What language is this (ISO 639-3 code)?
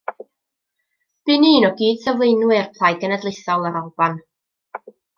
cym